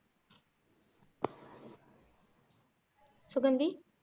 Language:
Tamil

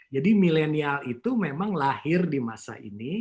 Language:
Indonesian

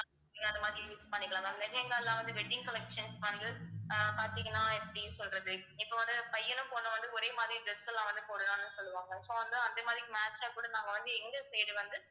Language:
Tamil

